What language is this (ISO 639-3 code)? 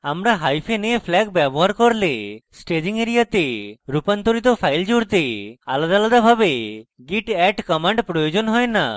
ben